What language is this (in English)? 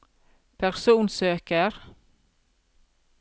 Norwegian